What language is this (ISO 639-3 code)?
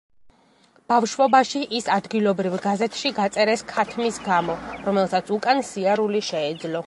kat